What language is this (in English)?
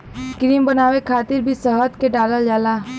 Bhojpuri